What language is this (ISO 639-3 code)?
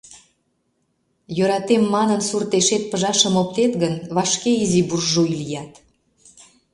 chm